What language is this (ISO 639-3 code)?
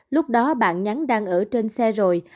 vie